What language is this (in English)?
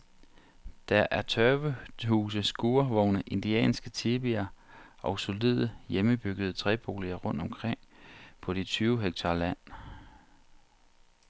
Danish